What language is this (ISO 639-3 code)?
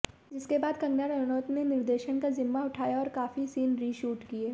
hin